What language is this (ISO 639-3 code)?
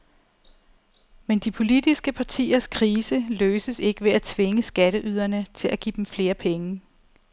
dan